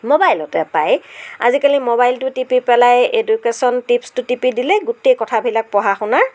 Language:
Assamese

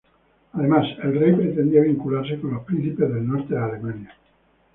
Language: Spanish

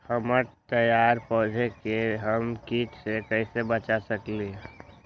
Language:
Magahi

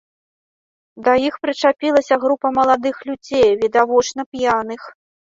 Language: Belarusian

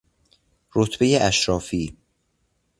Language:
Persian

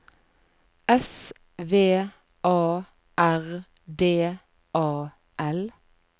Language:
Norwegian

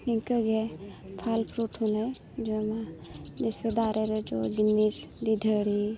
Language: Santali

